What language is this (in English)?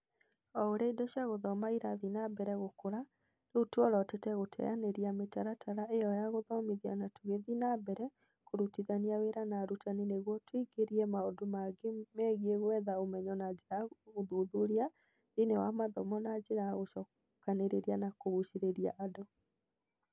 Kikuyu